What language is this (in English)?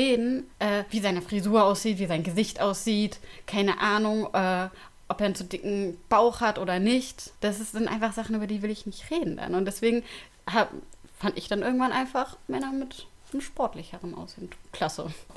German